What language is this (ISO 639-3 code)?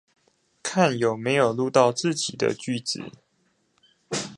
zho